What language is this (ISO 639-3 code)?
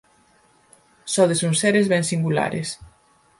glg